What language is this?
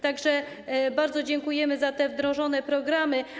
Polish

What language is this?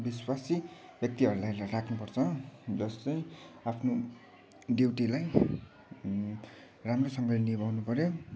Nepali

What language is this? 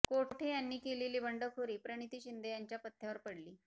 Marathi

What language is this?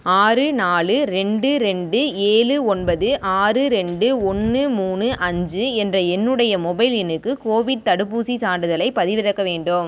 Tamil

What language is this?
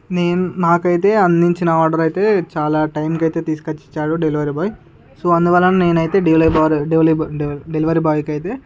Telugu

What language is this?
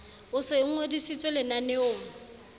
Southern Sotho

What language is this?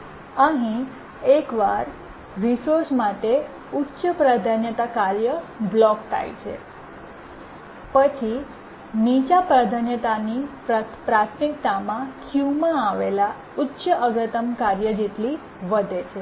Gujarati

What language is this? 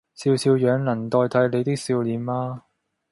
Cantonese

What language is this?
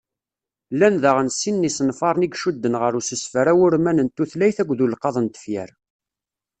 Kabyle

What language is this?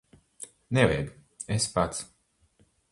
Latvian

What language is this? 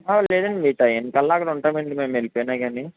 Telugu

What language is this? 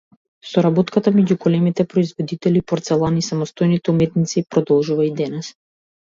Macedonian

